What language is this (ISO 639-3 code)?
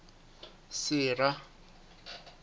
sot